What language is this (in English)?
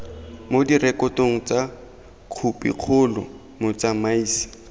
Tswana